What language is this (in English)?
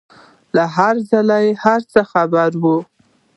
Pashto